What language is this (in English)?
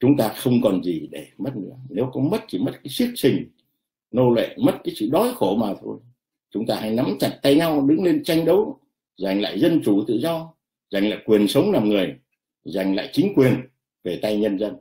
Vietnamese